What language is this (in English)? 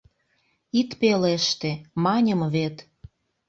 Mari